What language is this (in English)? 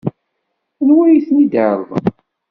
Kabyle